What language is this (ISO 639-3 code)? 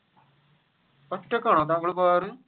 mal